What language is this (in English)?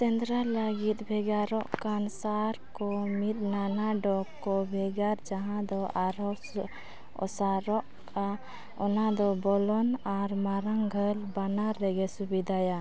Santali